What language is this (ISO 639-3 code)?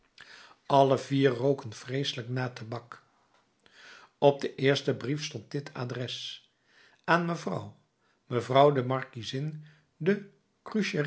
nld